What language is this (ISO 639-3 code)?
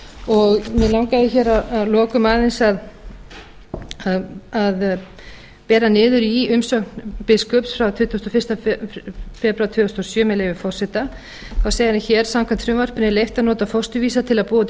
isl